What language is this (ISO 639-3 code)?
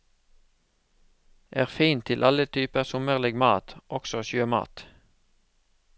nor